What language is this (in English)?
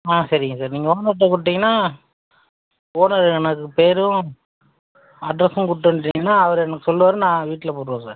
Tamil